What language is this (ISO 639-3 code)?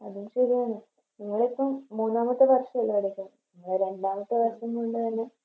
mal